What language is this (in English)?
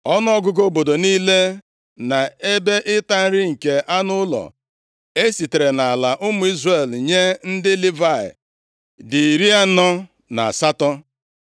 Igbo